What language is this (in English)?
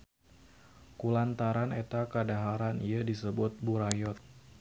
Sundanese